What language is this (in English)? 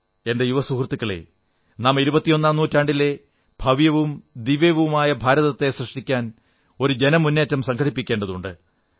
Malayalam